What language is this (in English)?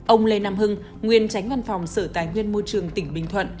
Vietnamese